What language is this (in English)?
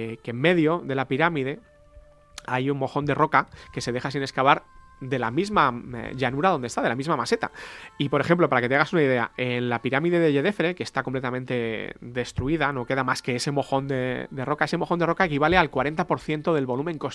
Spanish